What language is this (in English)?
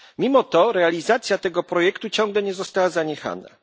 Polish